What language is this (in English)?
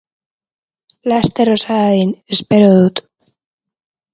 Basque